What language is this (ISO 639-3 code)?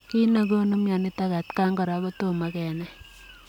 kln